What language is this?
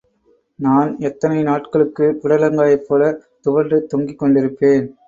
Tamil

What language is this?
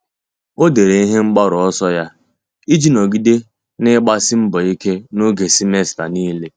Igbo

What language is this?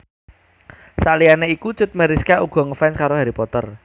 Javanese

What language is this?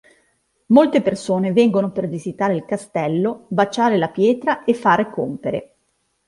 Italian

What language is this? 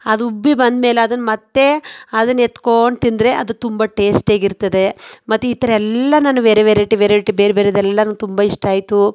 Kannada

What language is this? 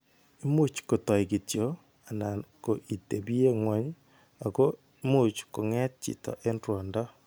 Kalenjin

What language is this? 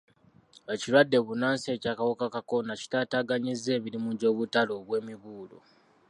Ganda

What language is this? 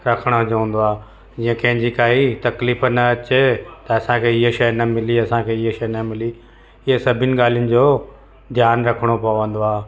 Sindhi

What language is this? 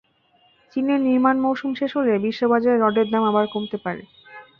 Bangla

